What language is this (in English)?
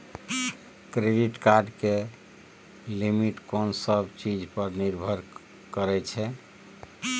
Maithili